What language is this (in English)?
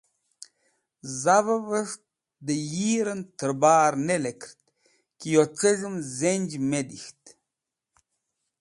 Wakhi